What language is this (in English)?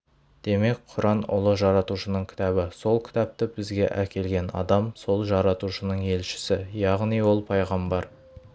Kazakh